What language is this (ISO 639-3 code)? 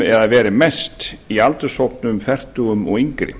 isl